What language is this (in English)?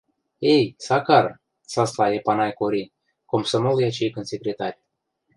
Western Mari